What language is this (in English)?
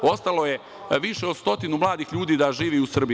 Serbian